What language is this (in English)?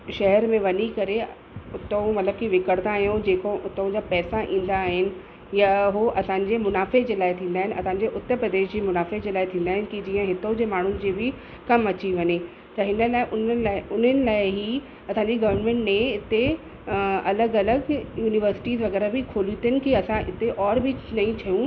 Sindhi